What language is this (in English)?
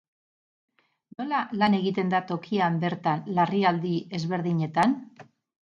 Basque